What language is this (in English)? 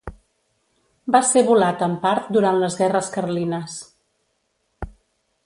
Catalan